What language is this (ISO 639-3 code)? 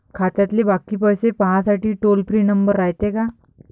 mar